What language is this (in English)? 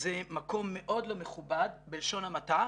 Hebrew